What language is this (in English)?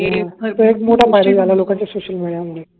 Marathi